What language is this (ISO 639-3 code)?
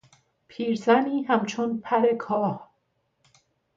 fas